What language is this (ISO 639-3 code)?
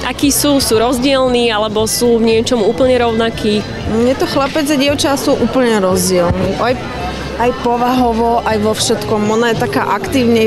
slk